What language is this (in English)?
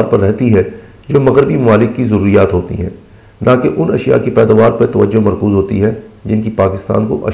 Urdu